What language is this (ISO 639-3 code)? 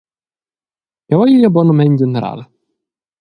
roh